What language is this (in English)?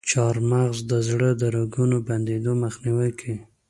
Pashto